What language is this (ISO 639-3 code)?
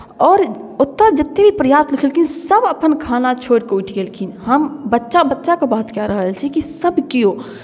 mai